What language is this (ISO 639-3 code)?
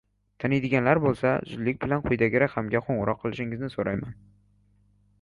uzb